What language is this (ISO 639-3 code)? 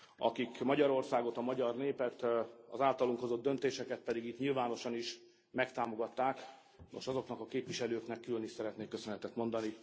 hun